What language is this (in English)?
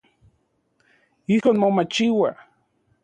Central Puebla Nahuatl